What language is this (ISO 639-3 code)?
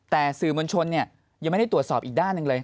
tha